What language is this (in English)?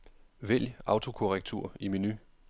Danish